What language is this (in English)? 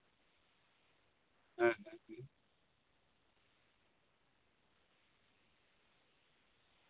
Santali